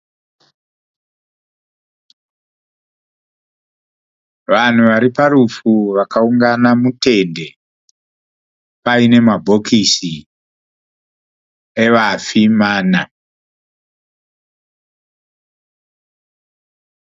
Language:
Shona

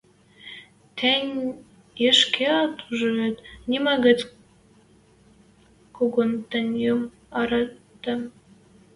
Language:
Western Mari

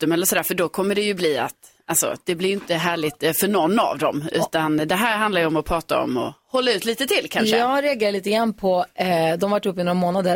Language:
Swedish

